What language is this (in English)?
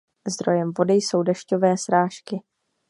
Czech